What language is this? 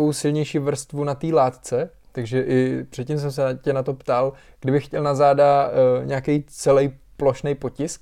Czech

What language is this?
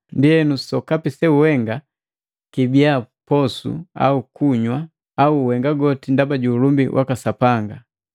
Matengo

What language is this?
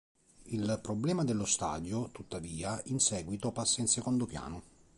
Italian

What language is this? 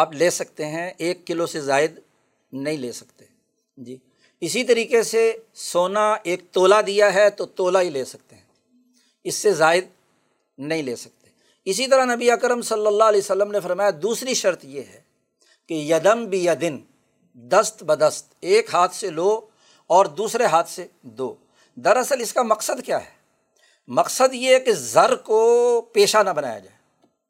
Urdu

